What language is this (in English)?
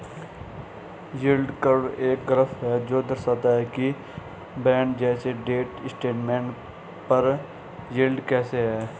Hindi